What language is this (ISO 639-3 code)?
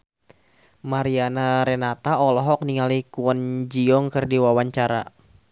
sun